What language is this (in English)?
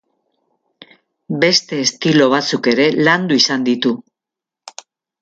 Basque